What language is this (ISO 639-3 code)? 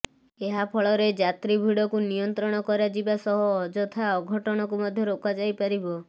ori